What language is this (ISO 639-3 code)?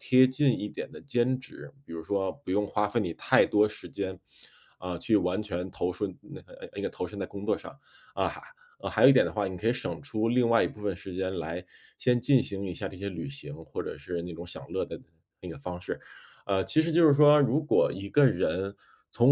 zho